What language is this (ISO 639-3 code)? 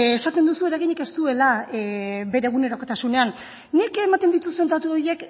eus